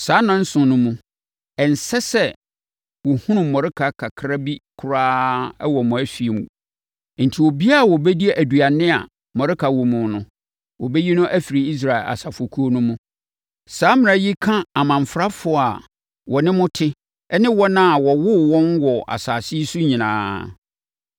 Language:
Akan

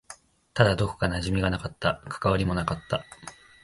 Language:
Japanese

